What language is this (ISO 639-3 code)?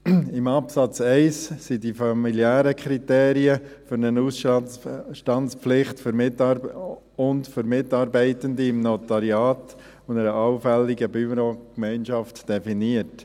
gsw